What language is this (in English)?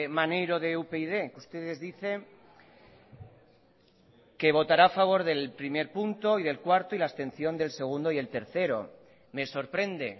Spanish